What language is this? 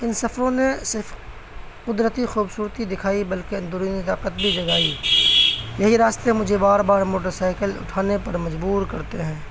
Urdu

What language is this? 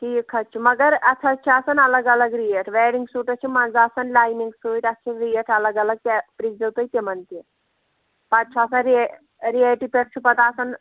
Kashmiri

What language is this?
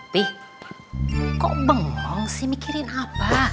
Indonesian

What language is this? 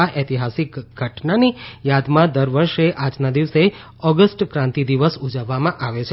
Gujarati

